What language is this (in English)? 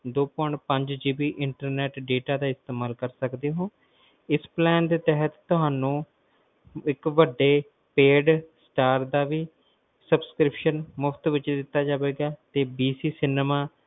Punjabi